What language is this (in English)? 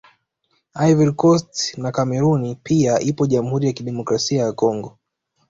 Swahili